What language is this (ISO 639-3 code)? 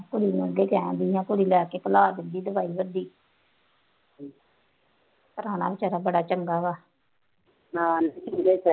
pan